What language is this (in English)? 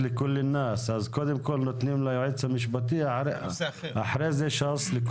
Hebrew